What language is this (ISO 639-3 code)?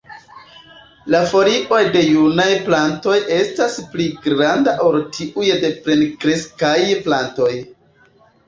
epo